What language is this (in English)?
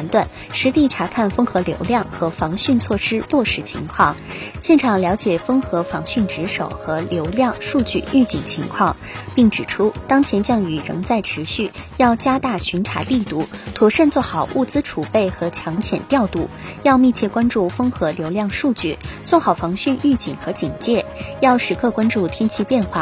Chinese